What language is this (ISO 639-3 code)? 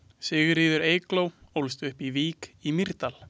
isl